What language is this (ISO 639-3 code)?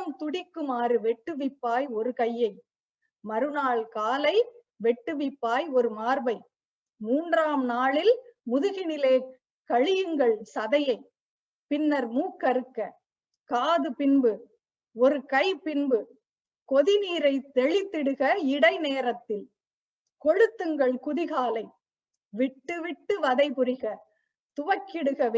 tam